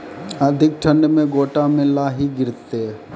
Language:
Maithili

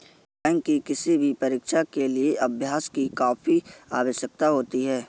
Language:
Hindi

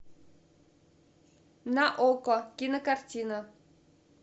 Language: Russian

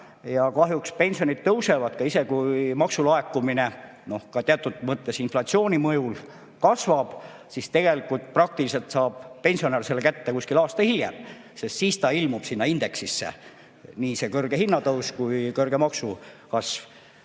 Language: Estonian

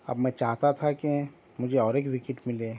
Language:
Urdu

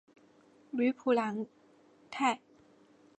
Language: Chinese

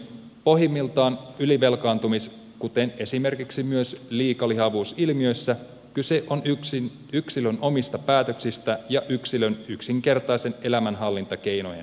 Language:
Finnish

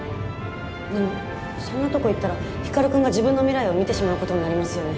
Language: Japanese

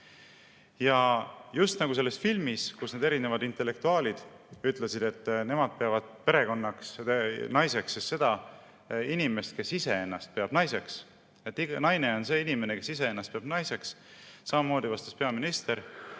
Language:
Estonian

